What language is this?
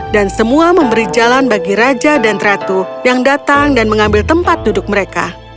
Indonesian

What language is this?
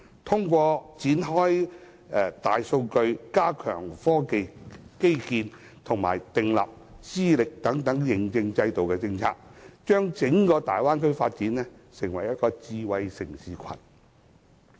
Cantonese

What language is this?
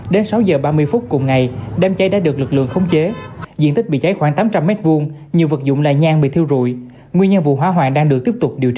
Vietnamese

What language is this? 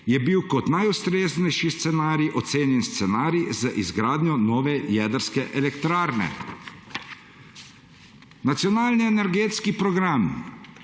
Slovenian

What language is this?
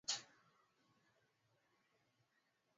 Swahili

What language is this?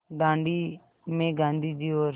Hindi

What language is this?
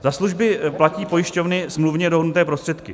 Czech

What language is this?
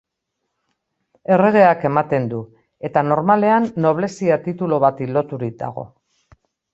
Basque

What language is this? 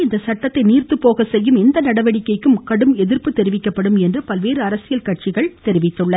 Tamil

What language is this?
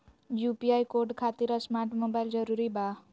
Magahi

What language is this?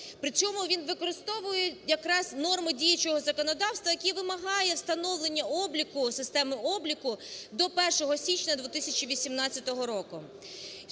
Ukrainian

